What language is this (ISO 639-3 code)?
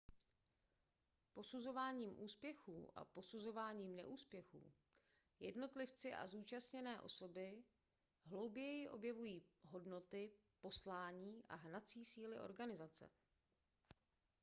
ces